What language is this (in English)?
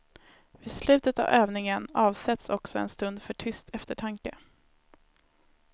Swedish